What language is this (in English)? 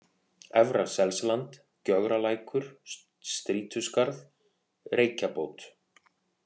Icelandic